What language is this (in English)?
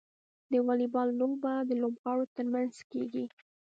Pashto